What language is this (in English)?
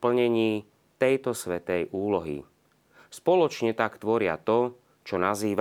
Slovak